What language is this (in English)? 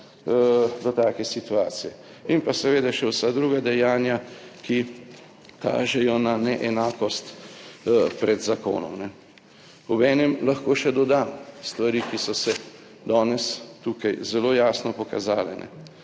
Slovenian